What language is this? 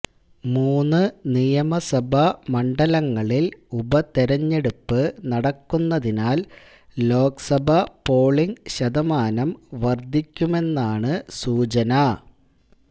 Malayalam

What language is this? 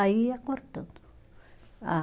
Portuguese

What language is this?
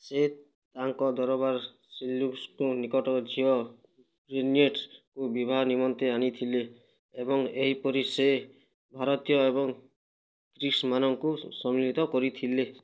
Odia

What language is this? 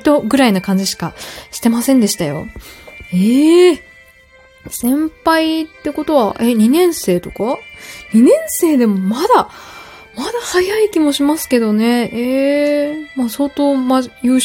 Japanese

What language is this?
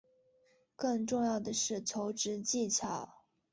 Chinese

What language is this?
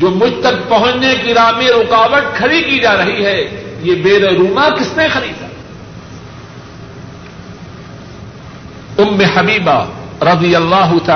Urdu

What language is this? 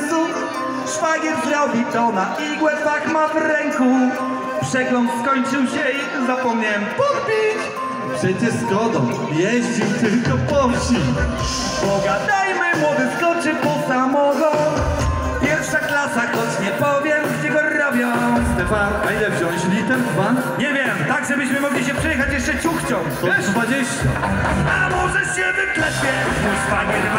Polish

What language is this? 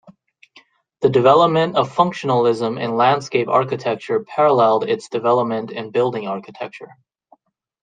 English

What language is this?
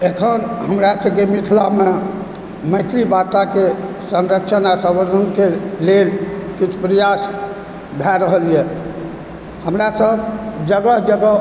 Maithili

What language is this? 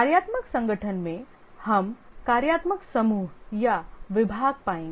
Hindi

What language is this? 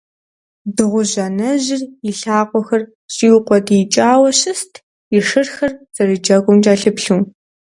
Kabardian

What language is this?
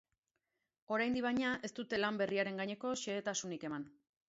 Basque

